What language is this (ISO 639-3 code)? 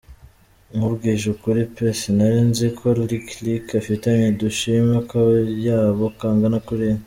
kin